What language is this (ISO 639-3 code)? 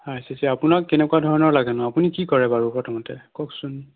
asm